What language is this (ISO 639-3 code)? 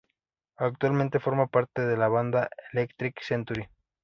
spa